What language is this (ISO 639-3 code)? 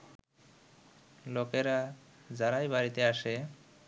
ben